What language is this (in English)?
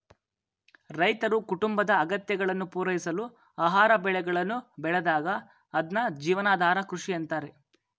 Kannada